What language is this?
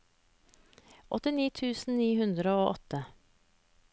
Norwegian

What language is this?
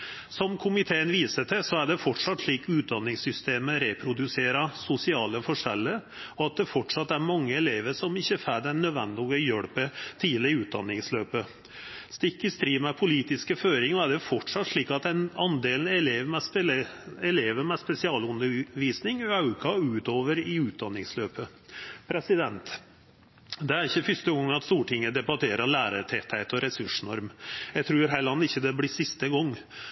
Norwegian Nynorsk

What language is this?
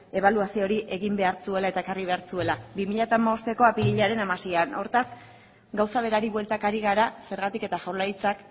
Basque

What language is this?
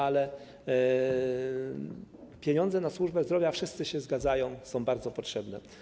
Polish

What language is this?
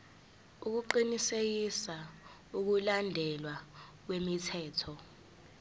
Zulu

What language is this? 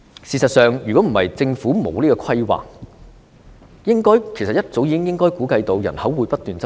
Cantonese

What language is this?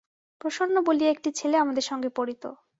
Bangla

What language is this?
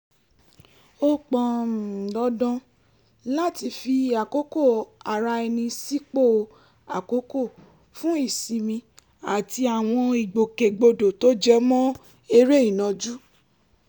Yoruba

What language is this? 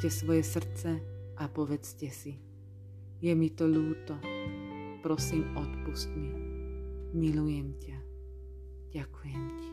Slovak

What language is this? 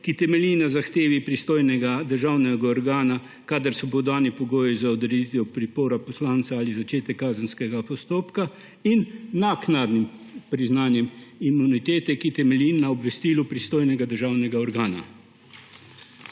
Slovenian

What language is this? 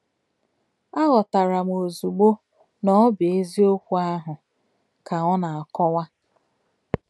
Igbo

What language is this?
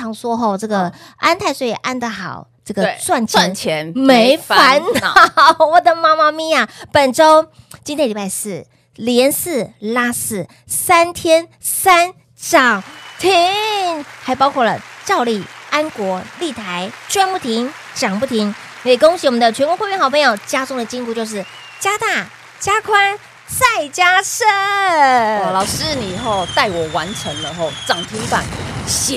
Chinese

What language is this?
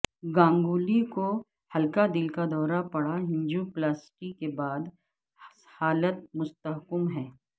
Urdu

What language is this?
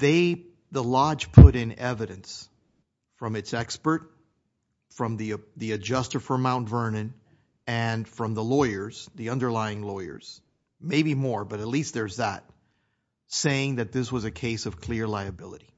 English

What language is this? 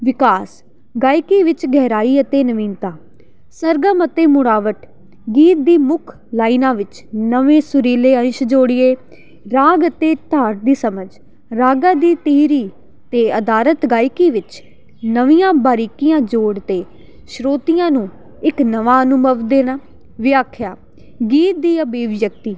Punjabi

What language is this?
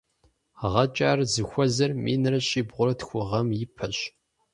Kabardian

